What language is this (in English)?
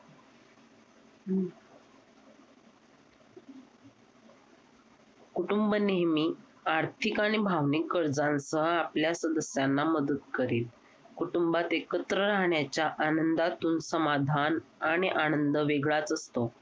Marathi